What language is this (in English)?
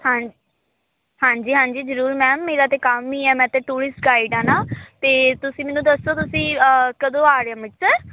Punjabi